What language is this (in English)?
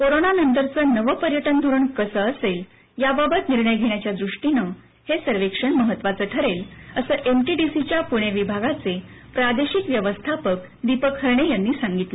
Marathi